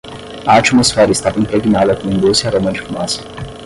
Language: Portuguese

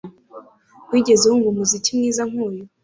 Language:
Kinyarwanda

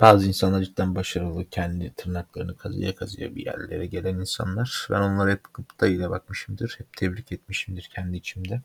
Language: Turkish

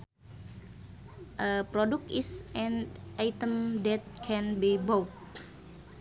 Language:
Sundanese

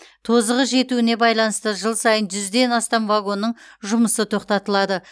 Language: Kazakh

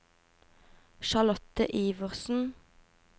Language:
Norwegian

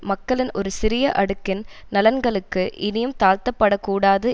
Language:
Tamil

